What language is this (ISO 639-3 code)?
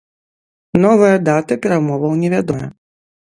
bel